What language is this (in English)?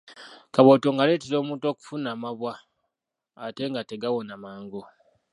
Ganda